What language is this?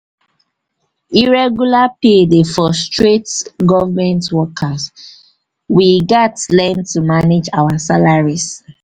Nigerian Pidgin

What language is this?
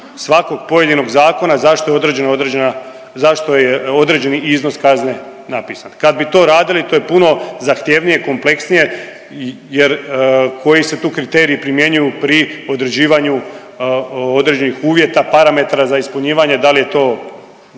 Croatian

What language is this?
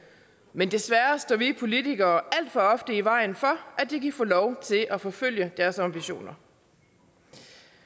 Danish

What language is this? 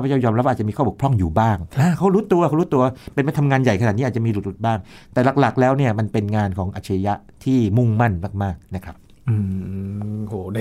Thai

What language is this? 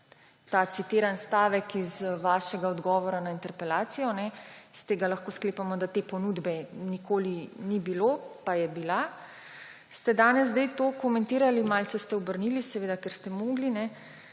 Slovenian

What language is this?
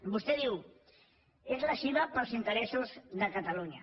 Catalan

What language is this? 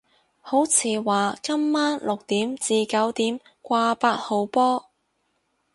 Cantonese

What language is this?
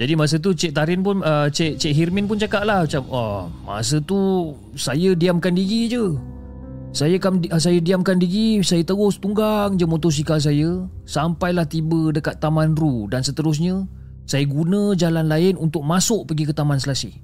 Malay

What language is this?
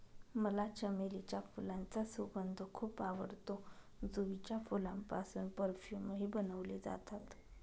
Marathi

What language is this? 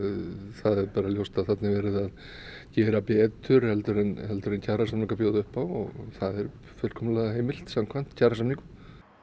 Icelandic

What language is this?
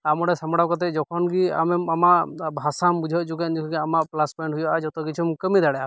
Santali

